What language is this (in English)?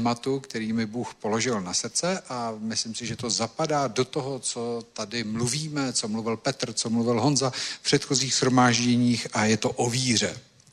Czech